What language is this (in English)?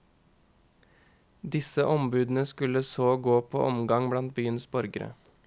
Norwegian